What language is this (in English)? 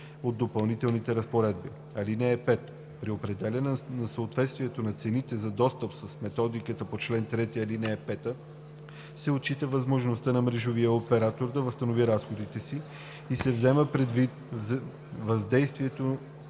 Bulgarian